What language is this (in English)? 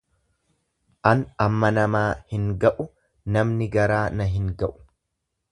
Oromo